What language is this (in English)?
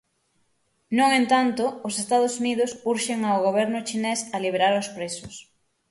Galician